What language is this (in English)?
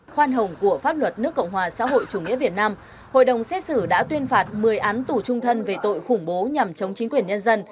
Vietnamese